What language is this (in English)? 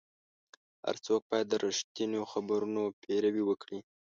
Pashto